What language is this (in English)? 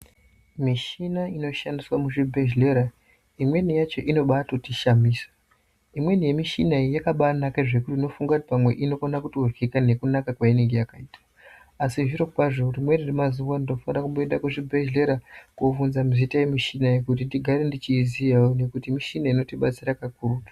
Ndau